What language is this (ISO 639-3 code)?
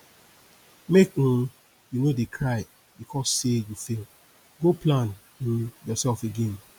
pcm